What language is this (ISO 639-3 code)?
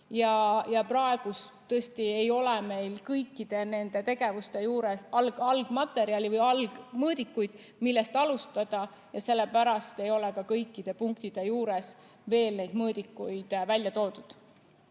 est